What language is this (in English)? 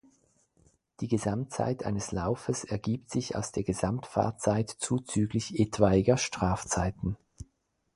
German